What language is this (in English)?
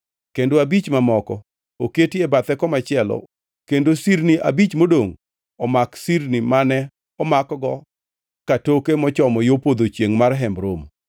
Luo (Kenya and Tanzania)